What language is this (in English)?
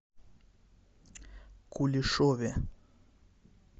Russian